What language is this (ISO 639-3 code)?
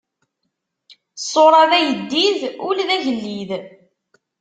kab